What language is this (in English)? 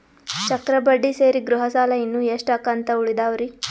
Kannada